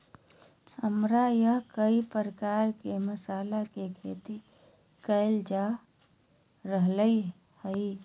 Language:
Magahi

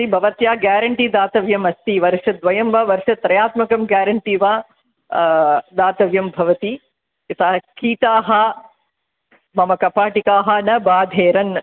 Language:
Sanskrit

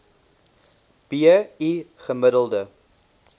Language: Afrikaans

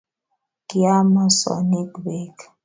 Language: Kalenjin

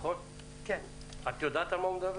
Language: Hebrew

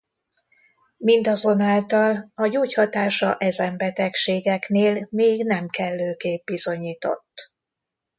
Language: Hungarian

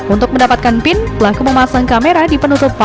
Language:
Indonesian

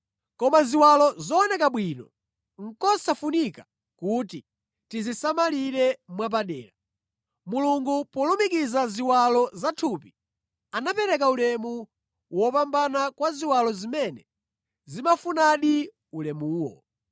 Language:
Nyanja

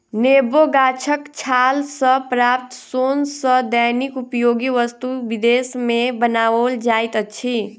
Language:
Maithili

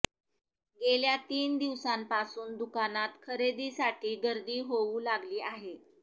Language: Marathi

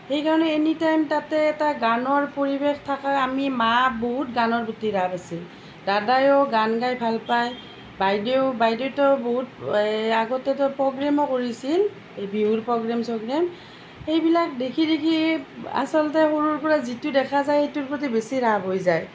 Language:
Assamese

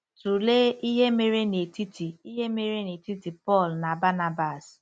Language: Igbo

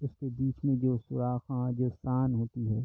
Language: Urdu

